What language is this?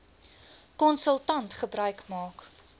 Afrikaans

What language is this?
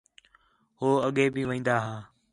Khetrani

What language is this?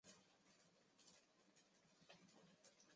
Chinese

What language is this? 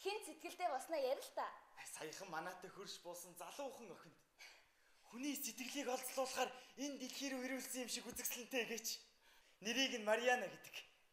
Turkish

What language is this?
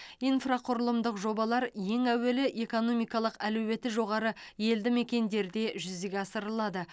Kazakh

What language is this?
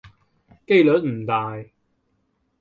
Cantonese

